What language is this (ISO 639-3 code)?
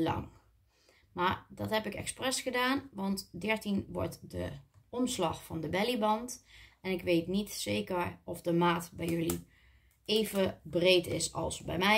nld